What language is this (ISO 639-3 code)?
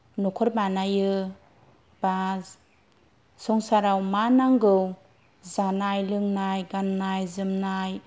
brx